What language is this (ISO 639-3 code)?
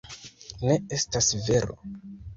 epo